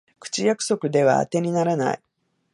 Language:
Japanese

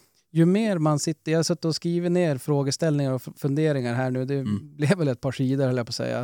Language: Swedish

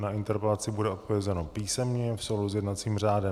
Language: Czech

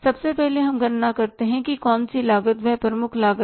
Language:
Hindi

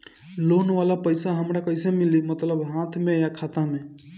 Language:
Bhojpuri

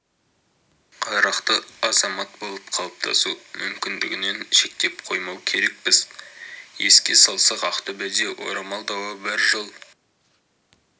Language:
Kazakh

